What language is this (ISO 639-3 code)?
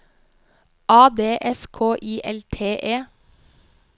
nor